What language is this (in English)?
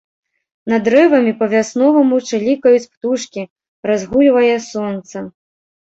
Belarusian